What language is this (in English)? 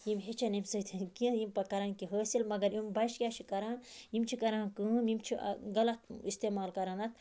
Kashmiri